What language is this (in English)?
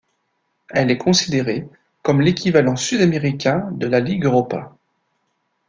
French